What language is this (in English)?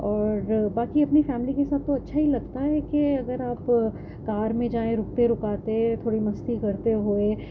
Urdu